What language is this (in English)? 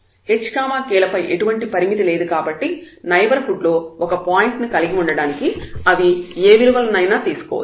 Telugu